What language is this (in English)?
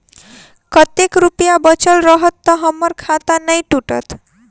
Maithili